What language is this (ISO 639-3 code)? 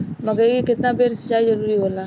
bho